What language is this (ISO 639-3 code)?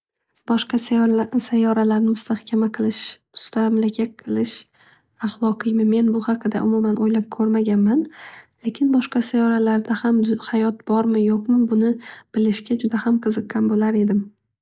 uzb